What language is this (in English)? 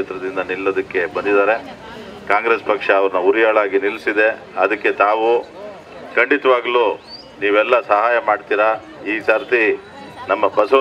Kannada